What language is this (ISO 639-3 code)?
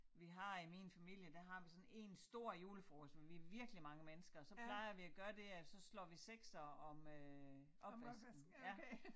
dan